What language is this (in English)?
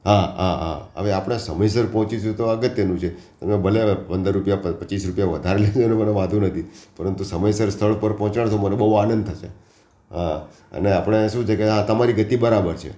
Gujarati